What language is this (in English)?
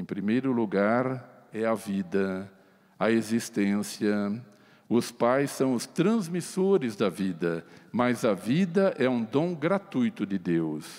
Portuguese